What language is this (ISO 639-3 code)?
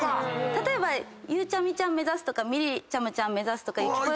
jpn